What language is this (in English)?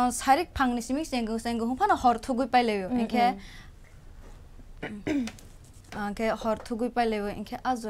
Korean